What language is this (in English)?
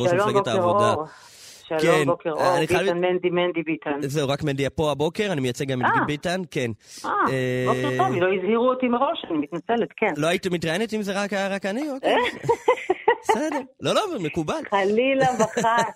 Hebrew